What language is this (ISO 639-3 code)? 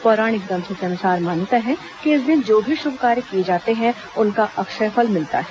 hin